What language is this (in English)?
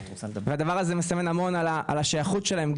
Hebrew